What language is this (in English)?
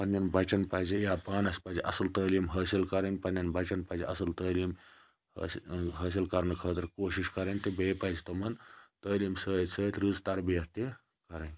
Kashmiri